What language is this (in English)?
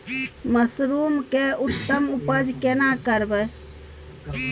Maithili